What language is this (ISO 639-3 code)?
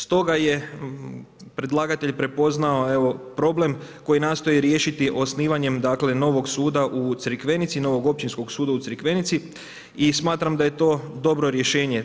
hrv